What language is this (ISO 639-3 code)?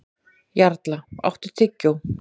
isl